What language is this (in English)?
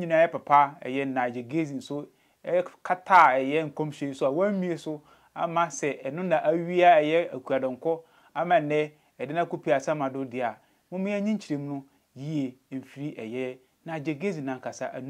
English